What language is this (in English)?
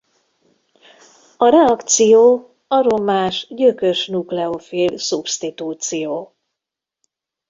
Hungarian